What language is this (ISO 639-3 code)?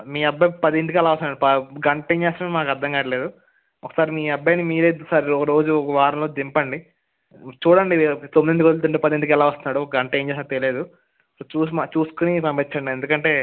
tel